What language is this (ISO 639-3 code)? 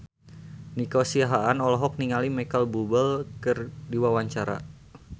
sun